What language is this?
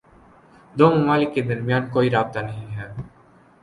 Urdu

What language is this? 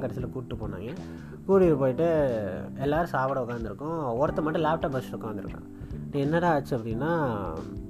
Tamil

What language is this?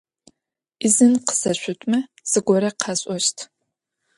Adyghe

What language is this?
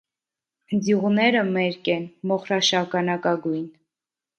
Armenian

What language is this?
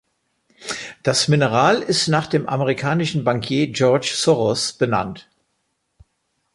German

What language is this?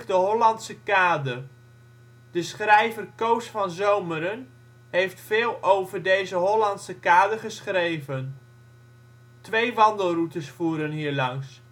Dutch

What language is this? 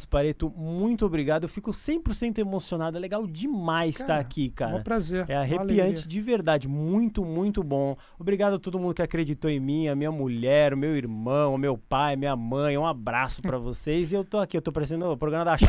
Portuguese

